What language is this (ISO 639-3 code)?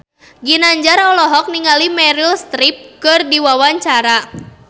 sun